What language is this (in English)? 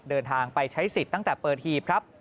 Thai